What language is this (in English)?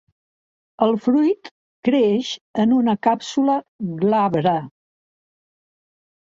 Catalan